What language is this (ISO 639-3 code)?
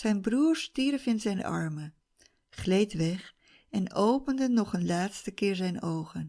nld